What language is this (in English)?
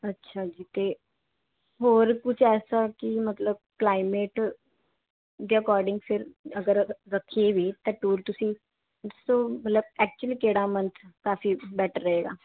Punjabi